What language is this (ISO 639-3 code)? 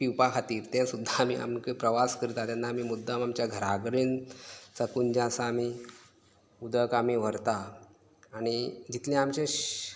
kok